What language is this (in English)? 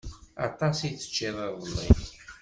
Kabyle